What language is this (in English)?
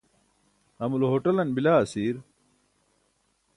Burushaski